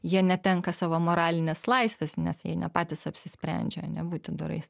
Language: Lithuanian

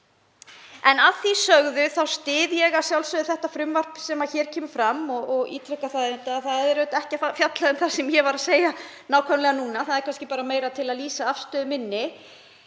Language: Icelandic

